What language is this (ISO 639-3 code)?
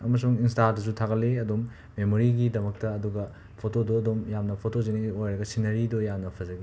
mni